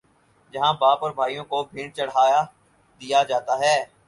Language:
Urdu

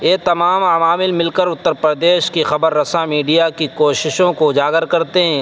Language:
Urdu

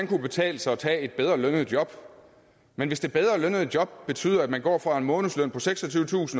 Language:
Danish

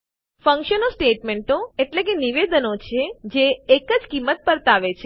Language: Gujarati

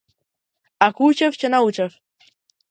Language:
Macedonian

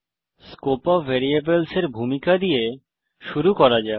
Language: Bangla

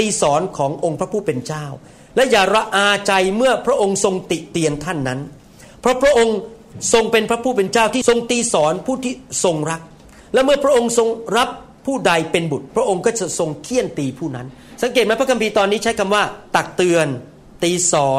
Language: Thai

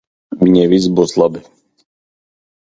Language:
Latvian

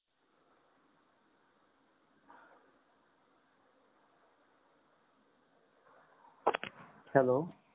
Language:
Marathi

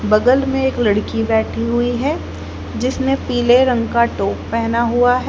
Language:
Hindi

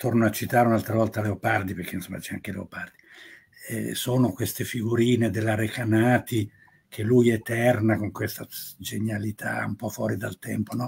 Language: Italian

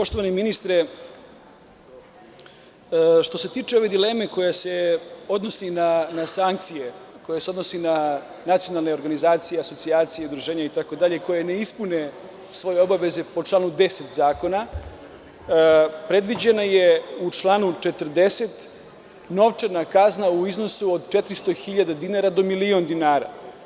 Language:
Serbian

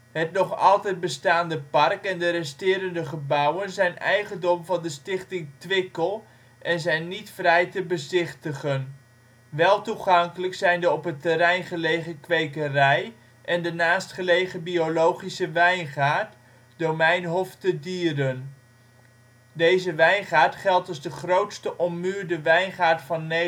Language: Dutch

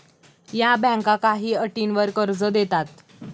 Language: Marathi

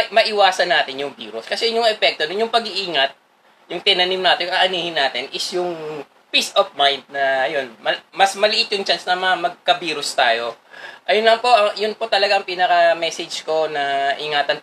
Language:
Filipino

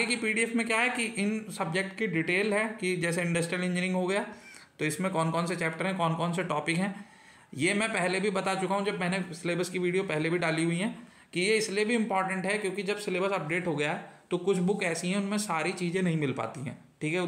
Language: Hindi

